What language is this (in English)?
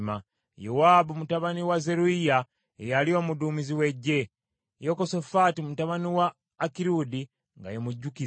Ganda